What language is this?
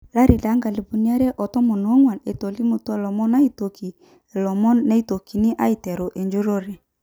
Masai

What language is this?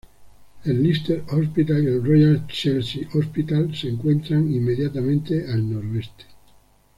Spanish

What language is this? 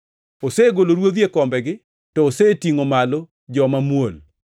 Luo (Kenya and Tanzania)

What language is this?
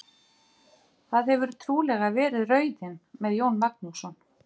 Icelandic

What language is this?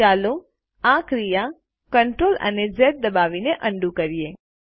Gujarati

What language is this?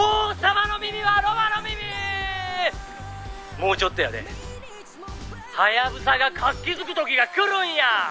Japanese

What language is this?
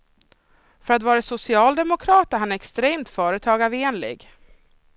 Swedish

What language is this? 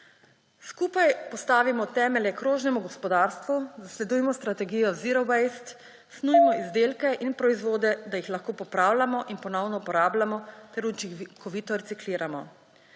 Slovenian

